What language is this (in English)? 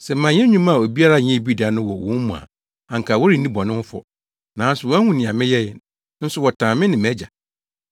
Akan